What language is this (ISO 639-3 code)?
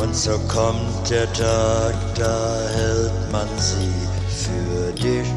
deu